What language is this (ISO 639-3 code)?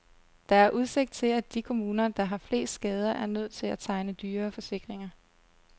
dan